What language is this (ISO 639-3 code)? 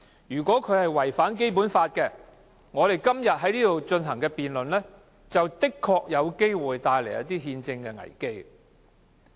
yue